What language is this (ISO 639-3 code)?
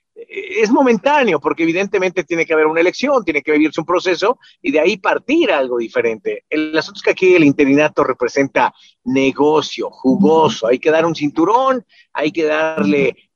spa